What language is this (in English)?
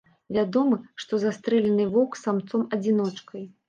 Belarusian